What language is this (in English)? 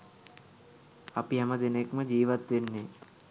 Sinhala